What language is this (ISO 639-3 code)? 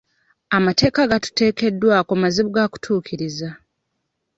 lug